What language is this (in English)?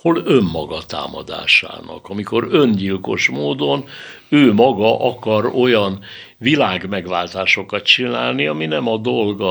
Hungarian